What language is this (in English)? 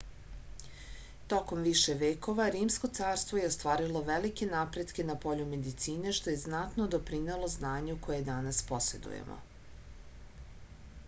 Serbian